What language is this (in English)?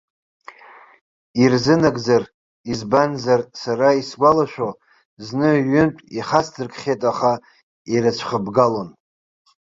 Abkhazian